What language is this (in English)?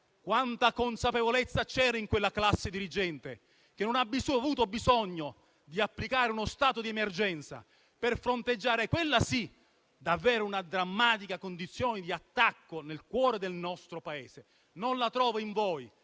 Italian